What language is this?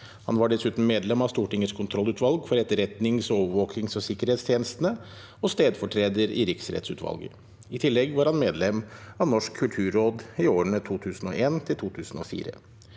Norwegian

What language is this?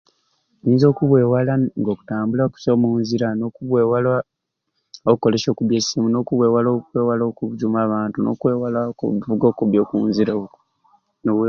Ruuli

